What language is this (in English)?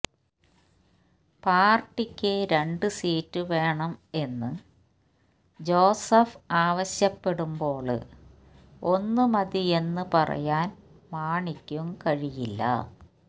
Malayalam